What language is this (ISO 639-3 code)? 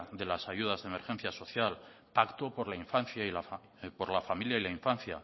spa